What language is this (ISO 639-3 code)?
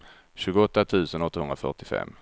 swe